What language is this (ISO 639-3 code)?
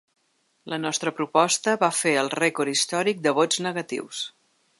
cat